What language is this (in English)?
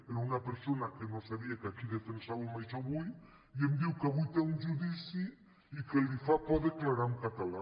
Catalan